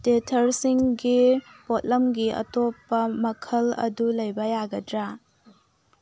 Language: Manipuri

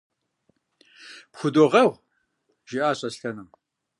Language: Kabardian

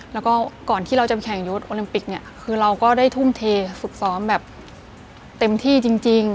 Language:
Thai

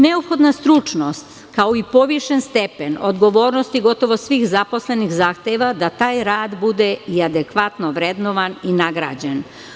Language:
Serbian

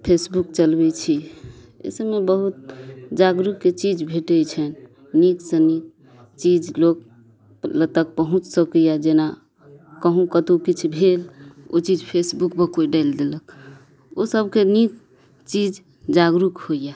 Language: Maithili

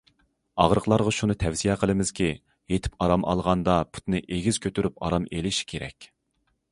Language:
Uyghur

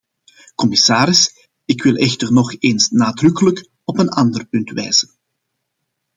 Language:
Dutch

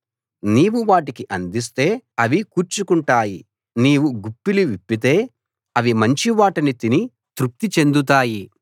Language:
Telugu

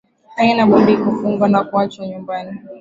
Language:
Swahili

